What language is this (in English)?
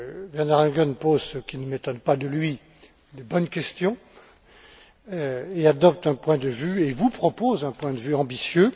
French